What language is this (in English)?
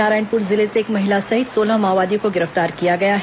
Hindi